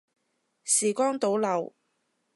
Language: Cantonese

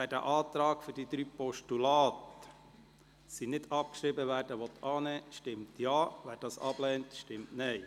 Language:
Swiss German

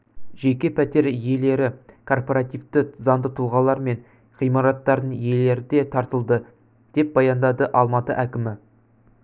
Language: Kazakh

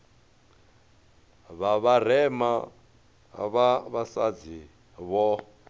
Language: Venda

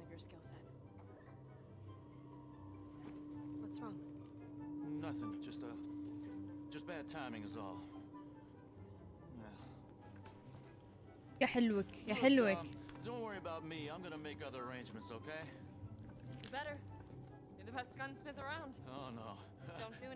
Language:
Arabic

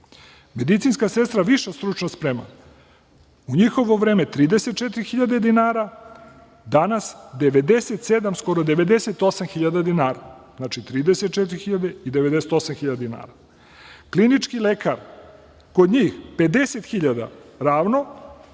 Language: Serbian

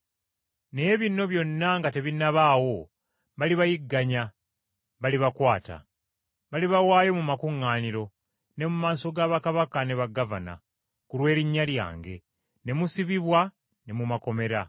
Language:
Ganda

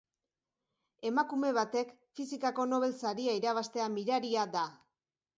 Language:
Basque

